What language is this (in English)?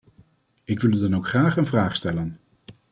Dutch